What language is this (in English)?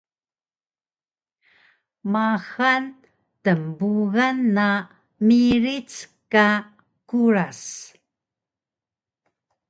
Taroko